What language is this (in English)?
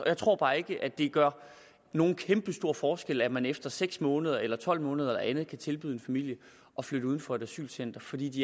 Danish